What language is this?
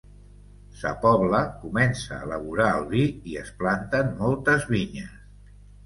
Catalan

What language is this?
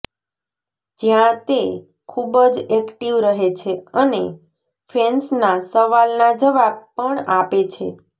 Gujarati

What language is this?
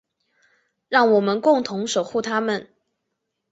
Chinese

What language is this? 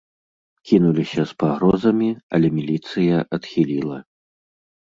Belarusian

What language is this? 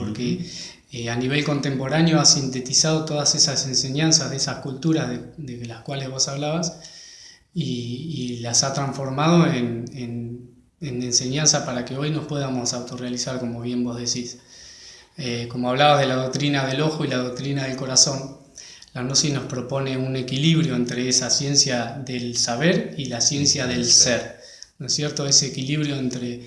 Spanish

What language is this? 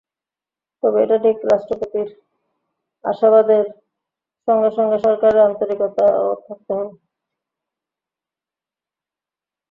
Bangla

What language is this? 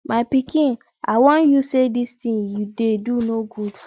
Nigerian Pidgin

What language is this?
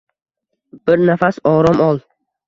Uzbek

